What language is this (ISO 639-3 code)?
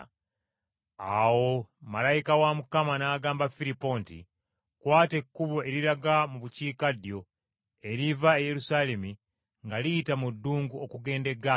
lug